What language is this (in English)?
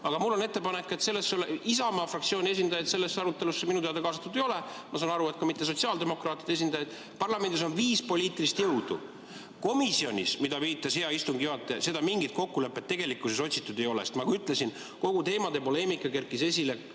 Estonian